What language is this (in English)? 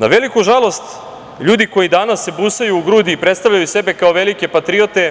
Serbian